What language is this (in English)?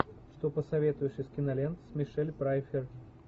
Russian